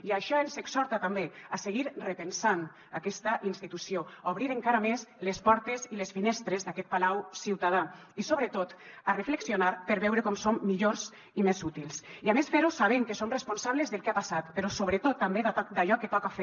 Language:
Catalan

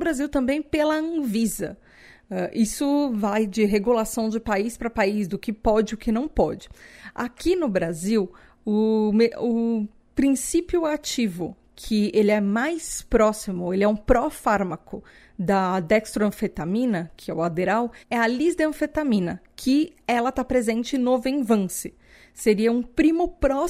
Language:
Portuguese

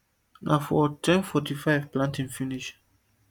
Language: Nigerian Pidgin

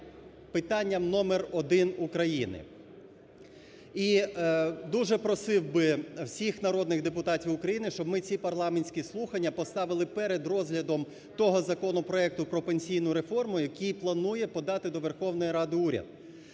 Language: Ukrainian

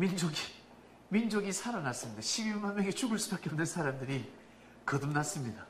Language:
Korean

